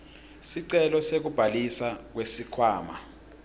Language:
Swati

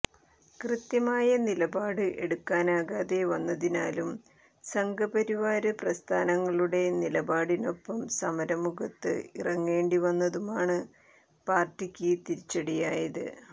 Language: Malayalam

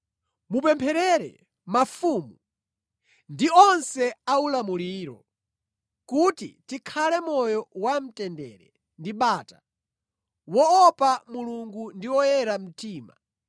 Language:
Nyanja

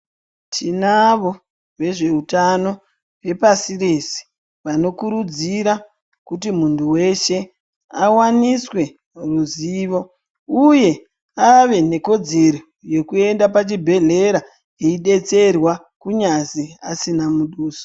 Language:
Ndau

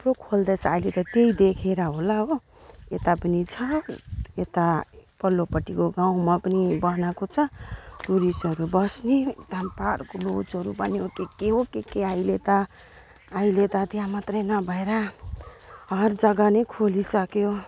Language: Nepali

